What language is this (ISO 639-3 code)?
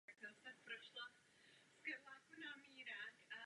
ces